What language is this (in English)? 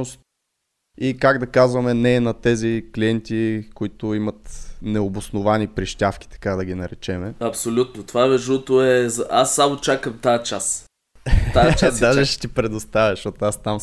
Bulgarian